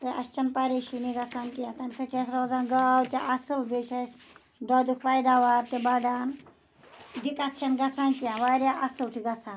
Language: Kashmiri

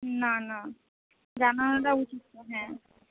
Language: Bangla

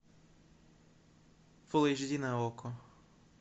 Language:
Russian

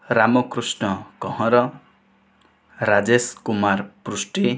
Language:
Odia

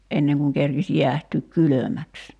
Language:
Finnish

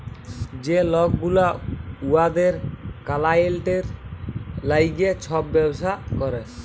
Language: Bangla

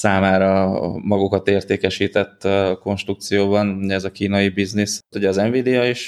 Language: Hungarian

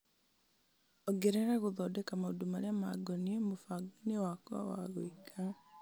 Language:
Kikuyu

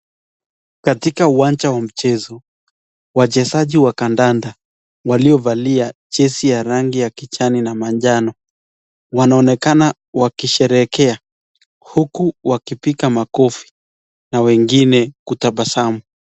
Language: Swahili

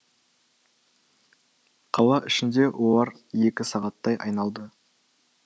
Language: Kazakh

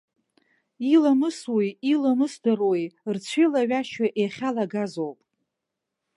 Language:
Abkhazian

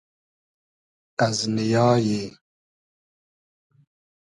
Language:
Hazaragi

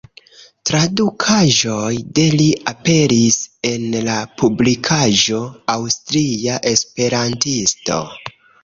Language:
Esperanto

